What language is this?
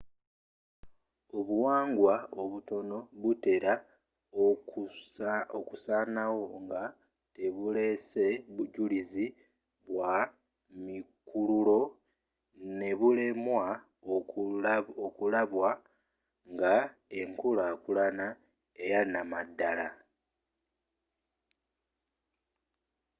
Ganda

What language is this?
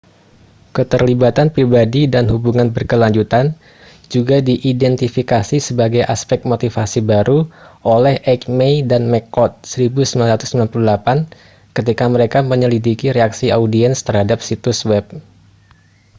Indonesian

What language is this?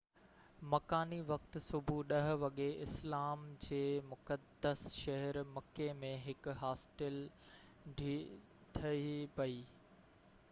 Sindhi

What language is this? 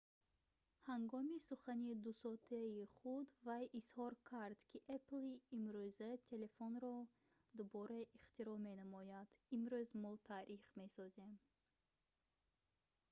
Tajik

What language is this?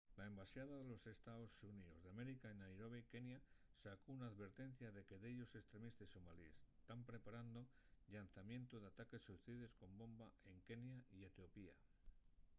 Asturian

